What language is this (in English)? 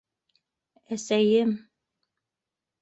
Bashkir